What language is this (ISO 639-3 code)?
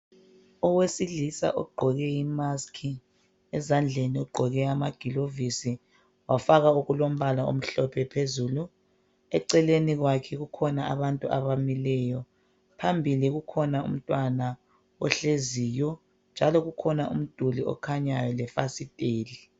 nde